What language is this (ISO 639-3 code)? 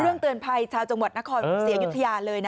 tha